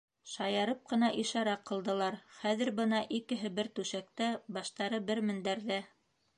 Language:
Bashkir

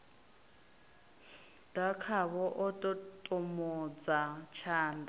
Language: Venda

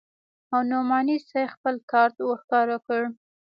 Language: Pashto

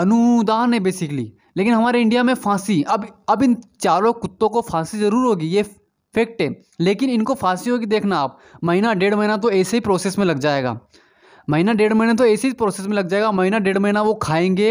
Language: Hindi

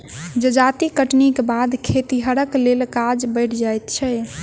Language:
Maithili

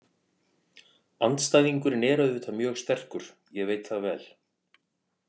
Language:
Icelandic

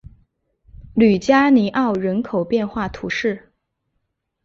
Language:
Chinese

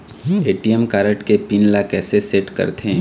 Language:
Chhattisgarhi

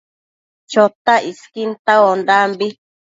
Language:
Matsés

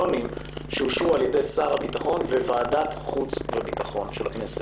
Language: Hebrew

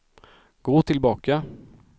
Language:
Swedish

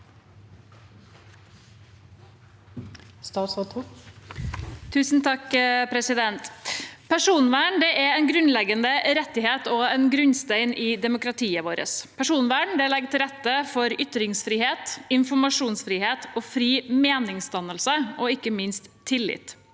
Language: Norwegian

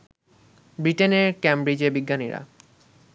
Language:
Bangla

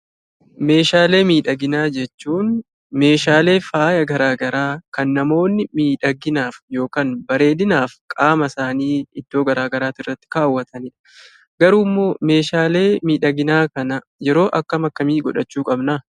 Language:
Oromo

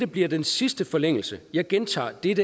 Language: Danish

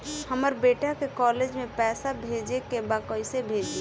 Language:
Bhojpuri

